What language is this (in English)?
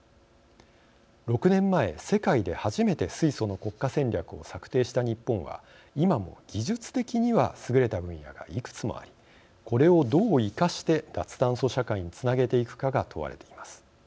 Japanese